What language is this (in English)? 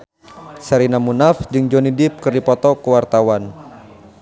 Sundanese